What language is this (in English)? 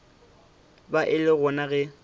Northern Sotho